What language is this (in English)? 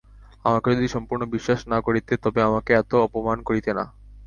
Bangla